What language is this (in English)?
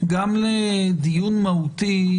Hebrew